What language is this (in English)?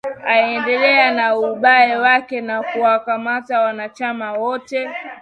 Swahili